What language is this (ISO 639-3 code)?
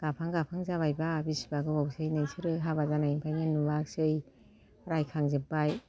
brx